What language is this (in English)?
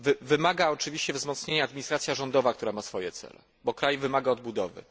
Polish